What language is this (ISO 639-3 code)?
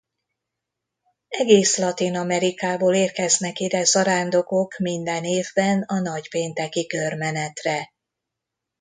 hun